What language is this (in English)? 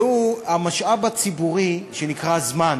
Hebrew